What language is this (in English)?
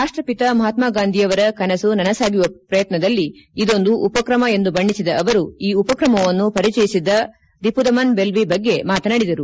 Kannada